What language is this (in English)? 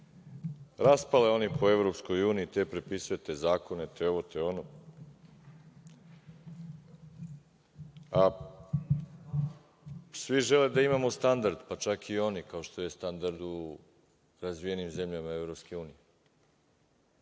Serbian